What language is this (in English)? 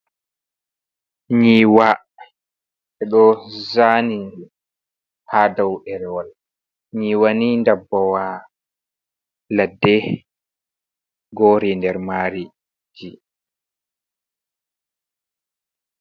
Fula